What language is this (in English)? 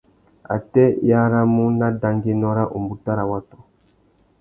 Tuki